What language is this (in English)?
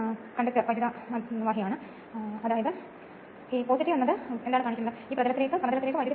Malayalam